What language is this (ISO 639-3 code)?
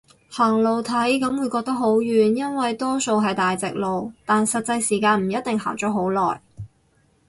yue